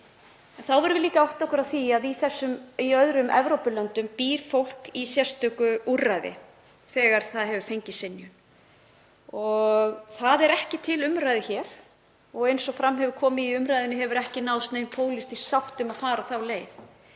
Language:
Icelandic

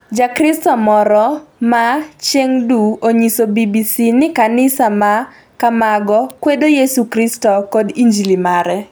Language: Luo (Kenya and Tanzania)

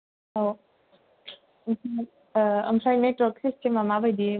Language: Bodo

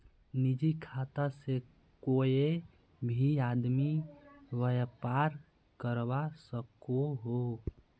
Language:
Magahi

